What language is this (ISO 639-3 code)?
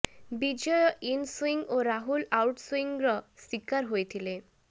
ori